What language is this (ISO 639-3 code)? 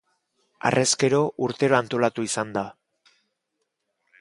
eus